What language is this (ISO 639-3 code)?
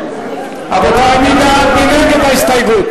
heb